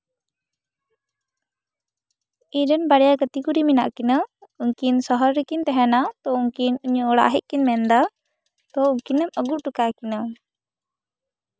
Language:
Santali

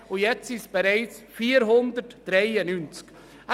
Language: Swiss German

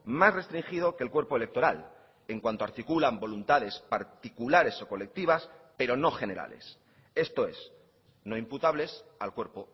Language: Spanish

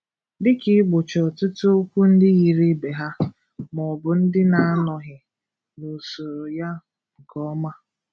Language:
Igbo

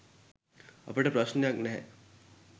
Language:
Sinhala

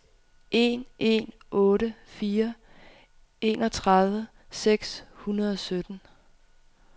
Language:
Danish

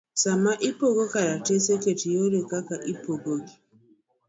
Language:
Luo (Kenya and Tanzania)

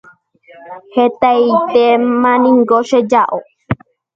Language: Guarani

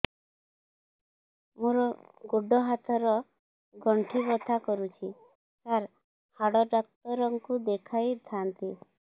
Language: Odia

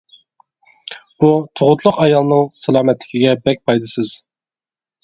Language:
Uyghur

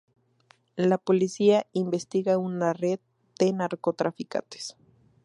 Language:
Spanish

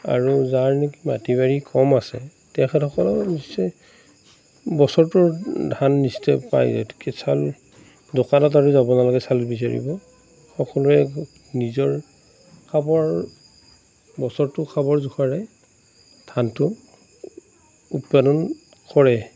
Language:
Assamese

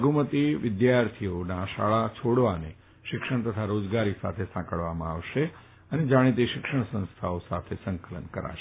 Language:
Gujarati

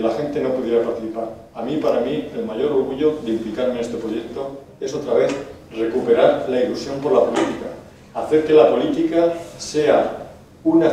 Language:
Spanish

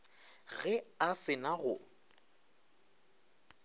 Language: Northern Sotho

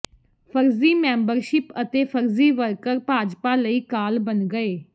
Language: Punjabi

